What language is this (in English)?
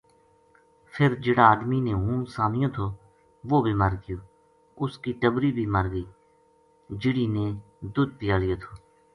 Gujari